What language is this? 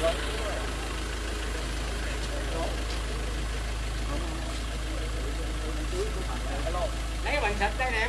Vietnamese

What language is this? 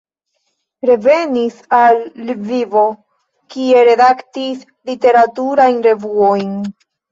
Esperanto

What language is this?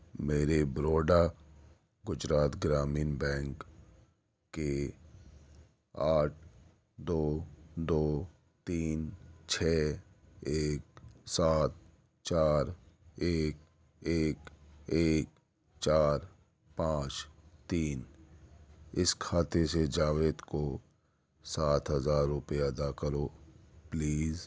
Urdu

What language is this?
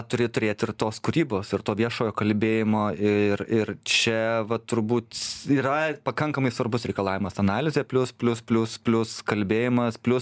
Lithuanian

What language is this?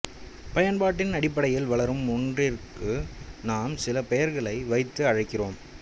Tamil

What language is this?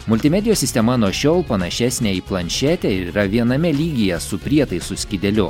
Lithuanian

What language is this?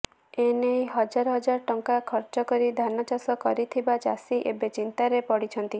Odia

